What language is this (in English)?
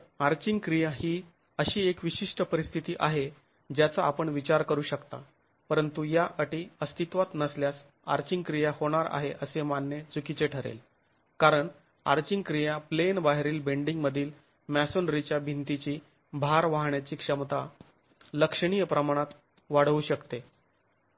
Marathi